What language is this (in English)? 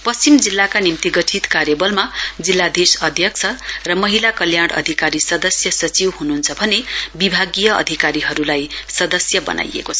Nepali